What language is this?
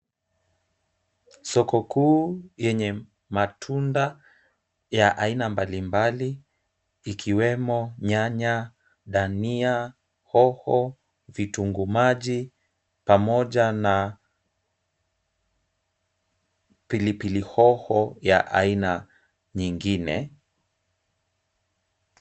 Swahili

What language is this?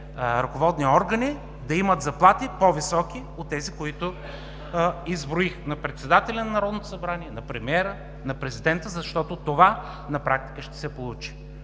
Bulgarian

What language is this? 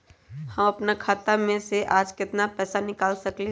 Magahi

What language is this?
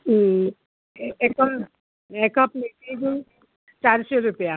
Konkani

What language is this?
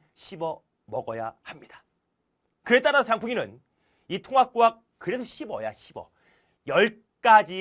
Korean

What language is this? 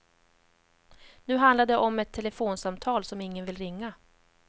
Swedish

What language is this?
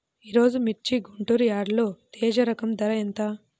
Telugu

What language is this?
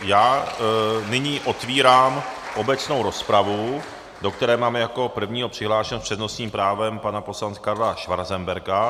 Czech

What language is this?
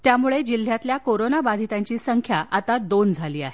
Marathi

